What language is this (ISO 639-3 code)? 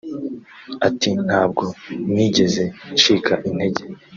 kin